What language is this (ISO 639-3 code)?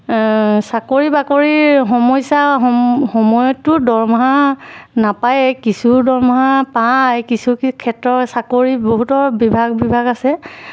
asm